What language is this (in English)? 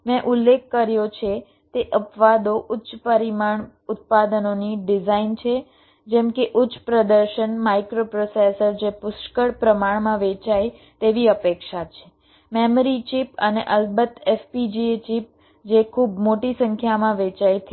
Gujarati